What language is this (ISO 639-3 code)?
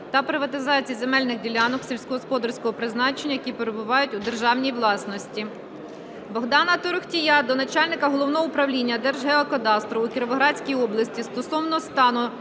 ukr